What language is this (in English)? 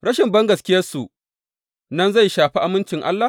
Hausa